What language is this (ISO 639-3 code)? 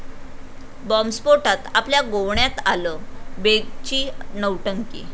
mar